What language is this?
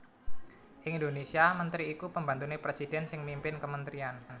Javanese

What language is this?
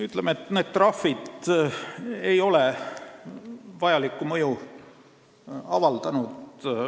Estonian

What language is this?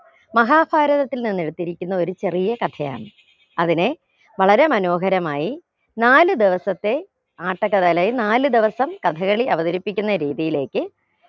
Malayalam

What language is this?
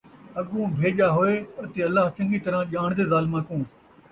Saraiki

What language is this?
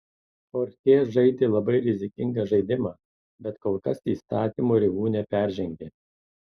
Lithuanian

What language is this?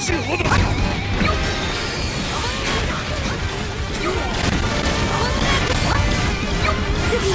Japanese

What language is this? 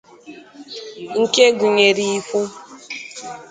Igbo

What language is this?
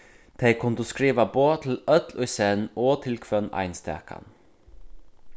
Faroese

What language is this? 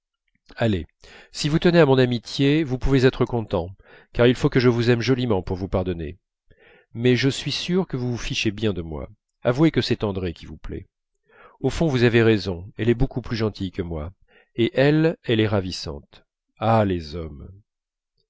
French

